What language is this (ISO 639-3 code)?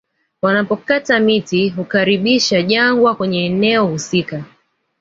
swa